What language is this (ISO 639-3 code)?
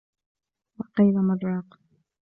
ara